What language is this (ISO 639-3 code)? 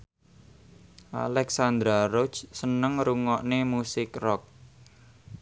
jav